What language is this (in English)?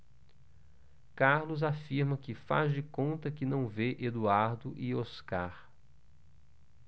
Portuguese